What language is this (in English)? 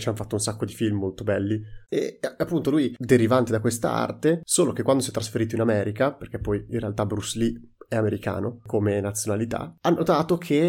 Italian